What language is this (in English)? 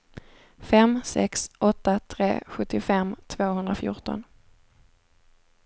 Swedish